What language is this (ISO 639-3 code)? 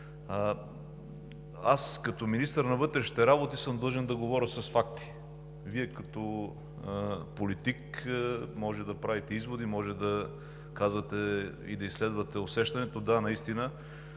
bul